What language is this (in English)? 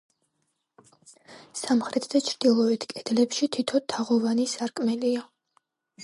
Georgian